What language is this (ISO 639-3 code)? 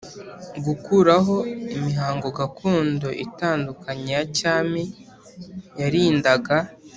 kin